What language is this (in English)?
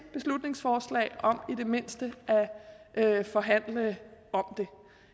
Danish